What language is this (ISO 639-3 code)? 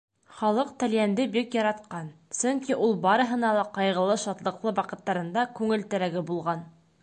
bak